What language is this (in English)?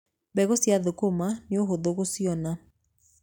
Kikuyu